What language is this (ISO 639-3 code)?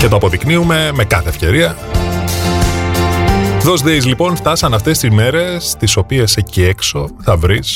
ell